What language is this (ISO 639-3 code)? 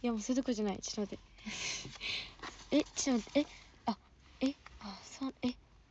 jpn